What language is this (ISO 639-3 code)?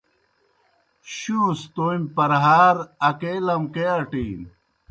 plk